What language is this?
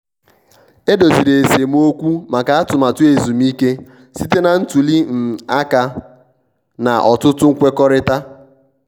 Igbo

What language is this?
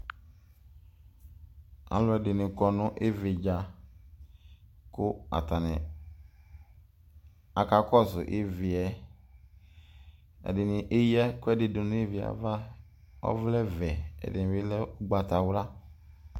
Ikposo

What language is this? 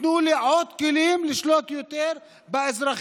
Hebrew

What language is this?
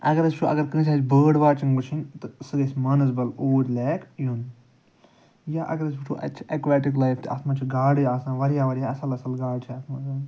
Kashmiri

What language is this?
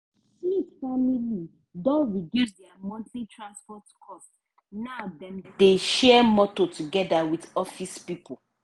Nigerian Pidgin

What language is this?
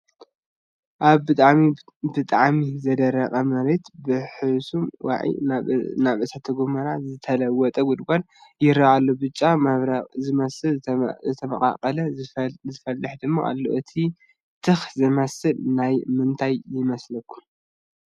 Tigrinya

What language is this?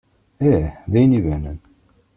Kabyle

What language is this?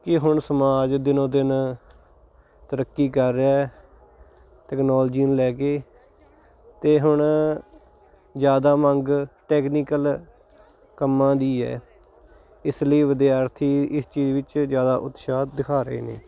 Punjabi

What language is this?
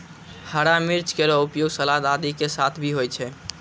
Maithili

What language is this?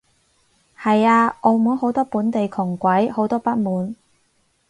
Cantonese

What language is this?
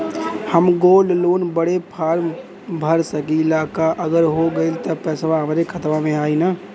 Bhojpuri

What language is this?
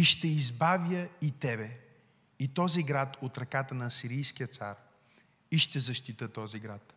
Bulgarian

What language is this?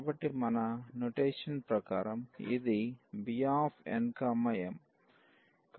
Telugu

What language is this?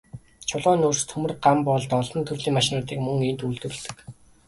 Mongolian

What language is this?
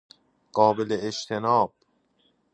Persian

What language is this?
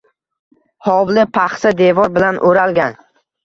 Uzbek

